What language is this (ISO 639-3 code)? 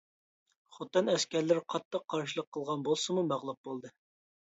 uig